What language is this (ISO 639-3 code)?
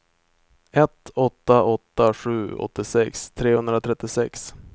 swe